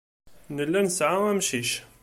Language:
Kabyle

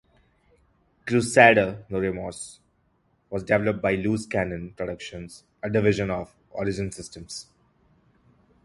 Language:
English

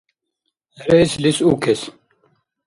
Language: Dargwa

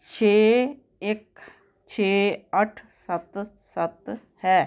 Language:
Punjabi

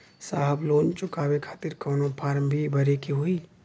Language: Bhojpuri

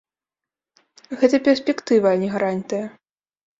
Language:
Belarusian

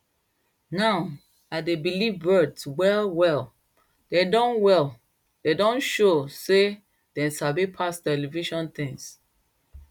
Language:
Nigerian Pidgin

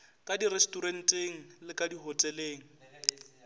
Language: Northern Sotho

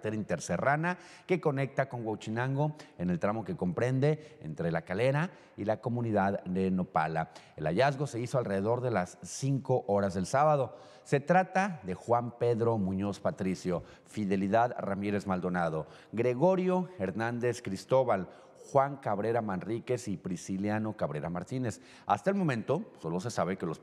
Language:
Spanish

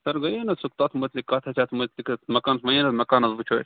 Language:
Kashmiri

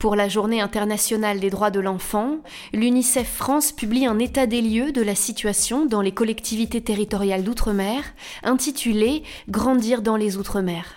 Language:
French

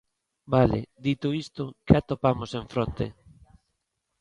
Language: Galician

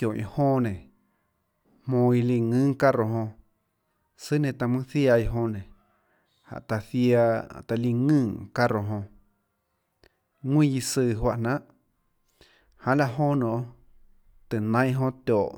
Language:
Tlacoatzintepec Chinantec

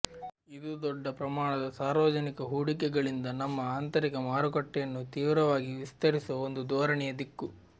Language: Kannada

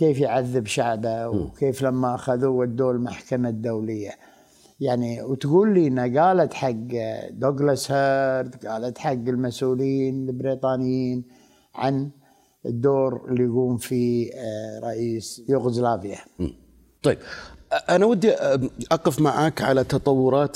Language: Arabic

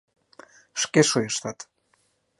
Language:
Mari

